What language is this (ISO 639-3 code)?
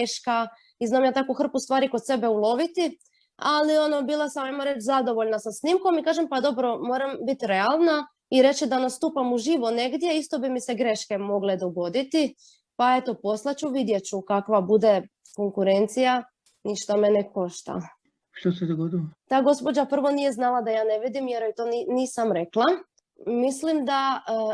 hrv